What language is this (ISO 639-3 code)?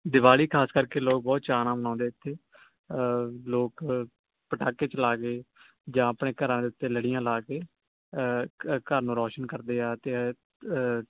pan